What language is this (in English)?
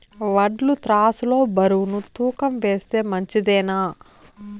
Telugu